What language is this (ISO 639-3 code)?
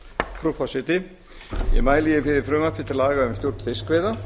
isl